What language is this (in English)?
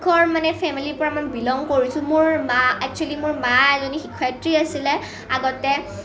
Assamese